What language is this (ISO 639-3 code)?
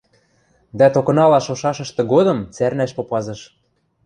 mrj